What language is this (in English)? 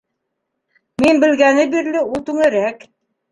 Bashkir